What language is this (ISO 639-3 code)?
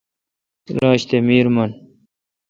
xka